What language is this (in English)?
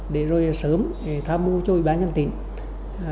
Vietnamese